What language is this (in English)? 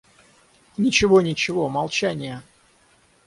Russian